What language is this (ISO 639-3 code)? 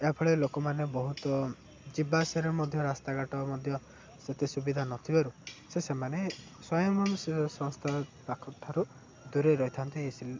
ori